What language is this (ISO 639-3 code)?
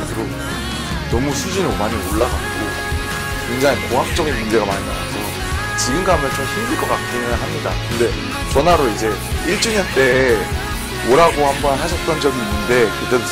kor